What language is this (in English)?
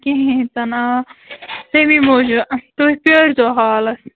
Kashmiri